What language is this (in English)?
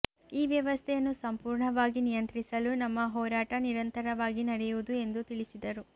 Kannada